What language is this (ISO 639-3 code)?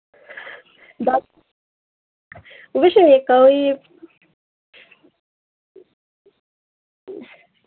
mni